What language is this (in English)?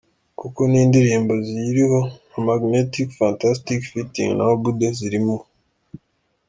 Kinyarwanda